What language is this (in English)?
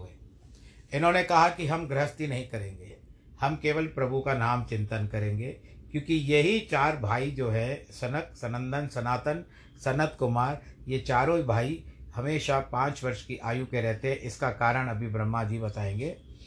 Hindi